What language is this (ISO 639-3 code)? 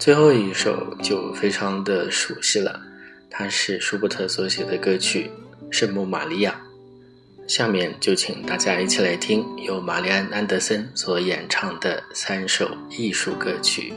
zho